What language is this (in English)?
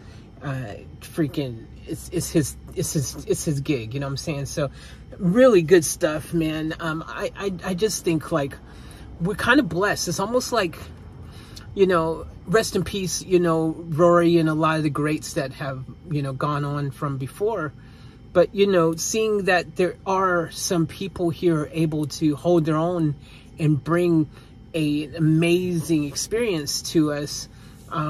English